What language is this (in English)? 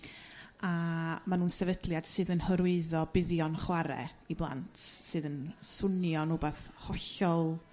Welsh